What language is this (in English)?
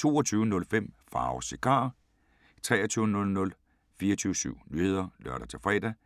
Danish